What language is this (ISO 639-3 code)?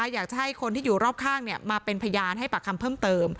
tha